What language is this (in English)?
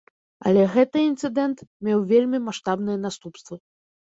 Belarusian